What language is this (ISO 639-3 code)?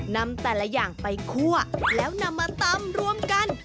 tha